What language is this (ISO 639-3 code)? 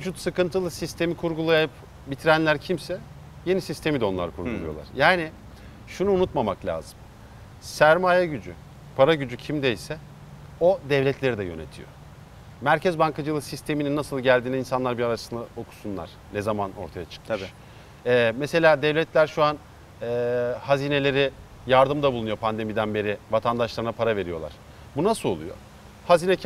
tur